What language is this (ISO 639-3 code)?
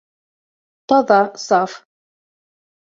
bak